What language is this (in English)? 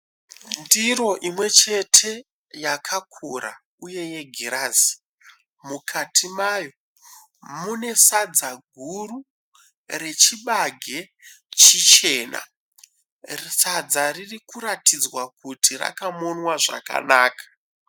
Shona